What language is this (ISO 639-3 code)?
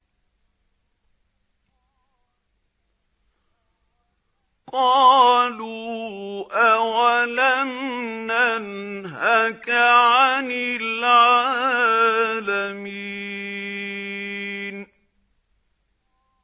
ara